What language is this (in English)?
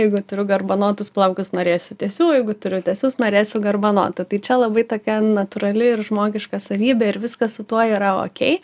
Lithuanian